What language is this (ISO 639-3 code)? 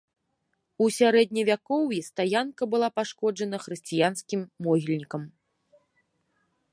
bel